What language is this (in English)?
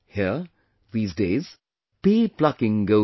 English